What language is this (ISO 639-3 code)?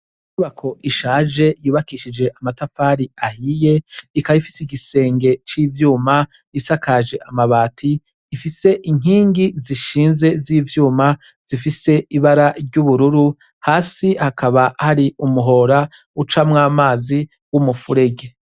run